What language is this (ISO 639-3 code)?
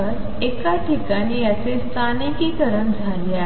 mar